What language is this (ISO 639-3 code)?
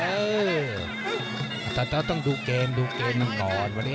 tha